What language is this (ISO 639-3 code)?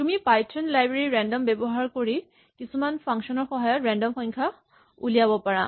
asm